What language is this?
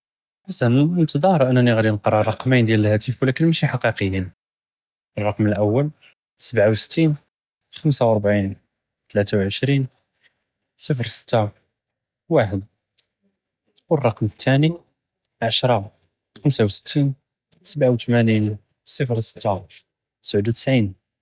Judeo-Arabic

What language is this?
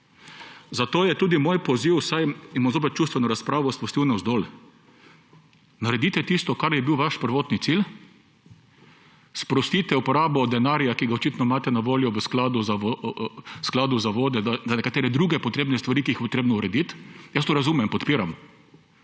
Slovenian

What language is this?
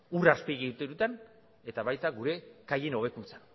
Basque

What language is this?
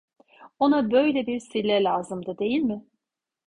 Turkish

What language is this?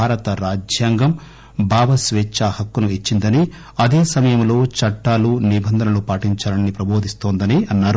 Telugu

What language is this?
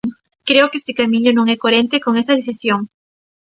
Galician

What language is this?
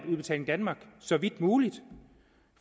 Danish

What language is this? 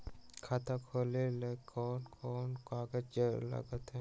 Magahi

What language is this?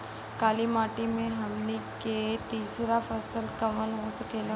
Bhojpuri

